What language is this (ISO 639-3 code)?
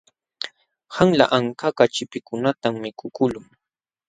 qxw